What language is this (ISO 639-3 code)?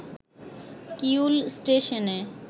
ben